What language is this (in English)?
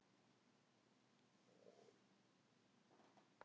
Icelandic